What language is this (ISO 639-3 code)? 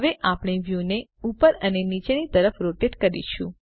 guj